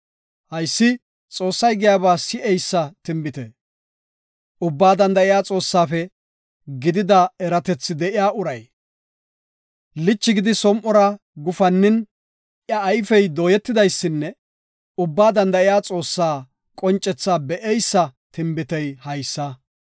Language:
Gofa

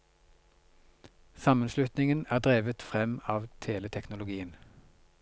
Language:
Norwegian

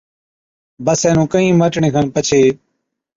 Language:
Od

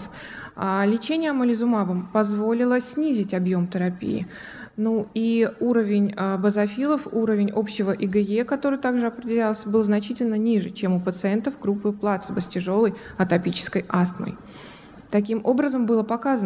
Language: Russian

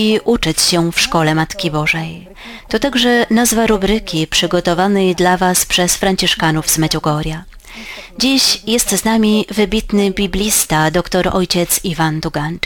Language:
Polish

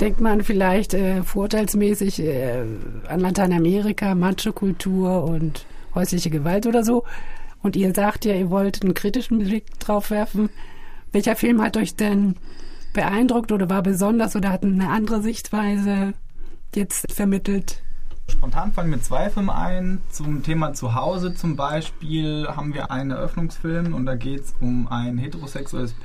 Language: German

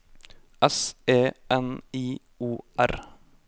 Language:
Norwegian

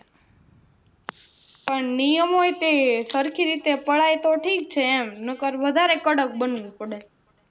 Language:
Gujarati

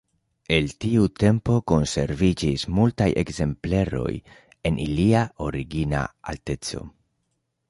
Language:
Esperanto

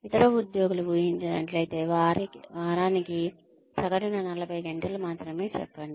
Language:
Telugu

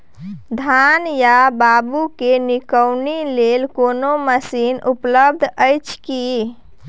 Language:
Maithili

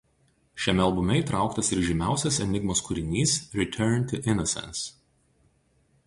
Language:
Lithuanian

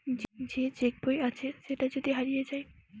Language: Bangla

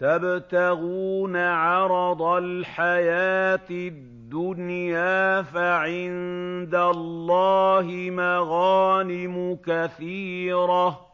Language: Arabic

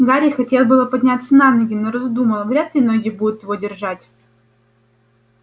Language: Russian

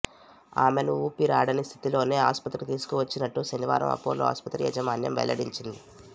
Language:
Telugu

